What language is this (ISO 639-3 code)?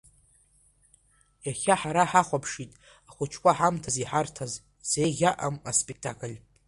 abk